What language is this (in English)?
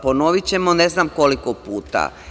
Serbian